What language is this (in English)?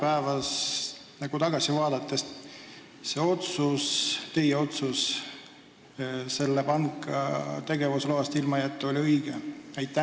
Estonian